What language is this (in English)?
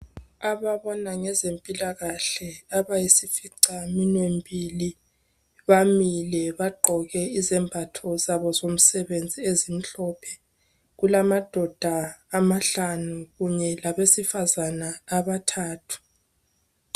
North Ndebele